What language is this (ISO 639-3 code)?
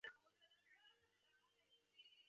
zho